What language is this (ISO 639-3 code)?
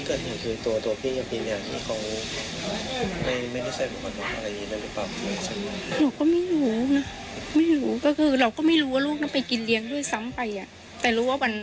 tha